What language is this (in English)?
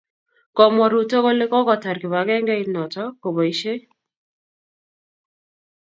Kalenjin